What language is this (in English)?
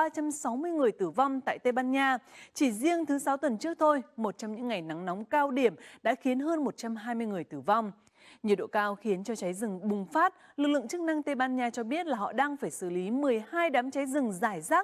Vietnamese